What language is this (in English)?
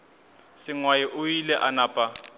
Northern Sotho